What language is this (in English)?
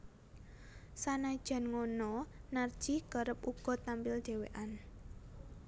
Javanese